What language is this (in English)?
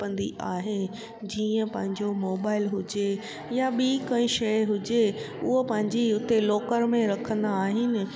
Sindhi